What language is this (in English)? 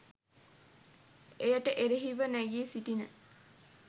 Sinhala